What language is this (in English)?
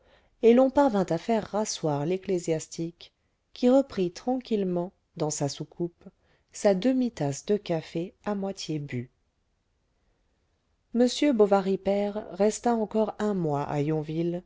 French